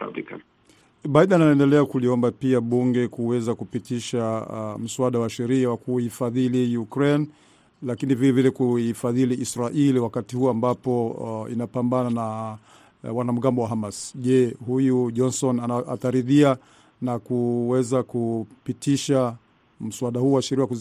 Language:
Swahili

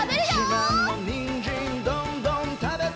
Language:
Japanese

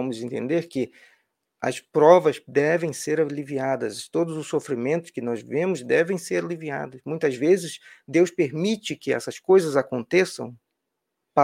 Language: Portuguese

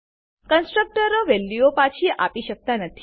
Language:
Gujarati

